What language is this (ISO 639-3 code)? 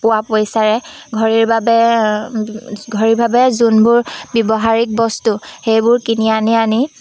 asm